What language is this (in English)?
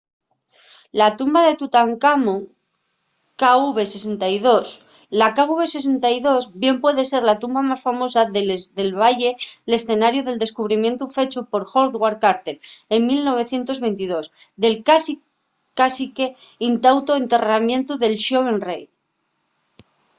Asturian